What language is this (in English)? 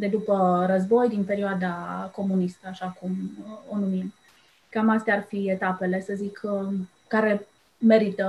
Romanian